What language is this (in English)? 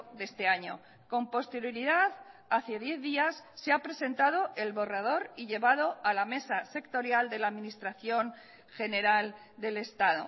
Spanish